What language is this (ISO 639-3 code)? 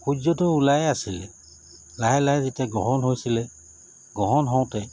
asm